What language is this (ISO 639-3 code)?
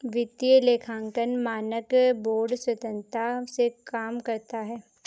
hin